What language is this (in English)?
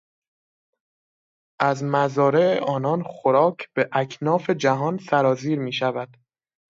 Persian